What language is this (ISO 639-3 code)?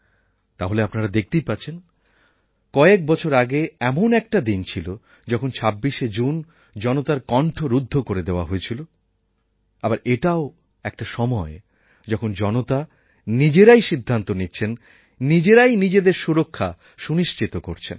ben